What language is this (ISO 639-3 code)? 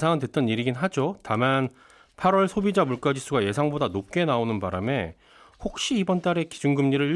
kor